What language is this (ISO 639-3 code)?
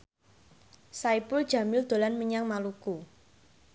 jav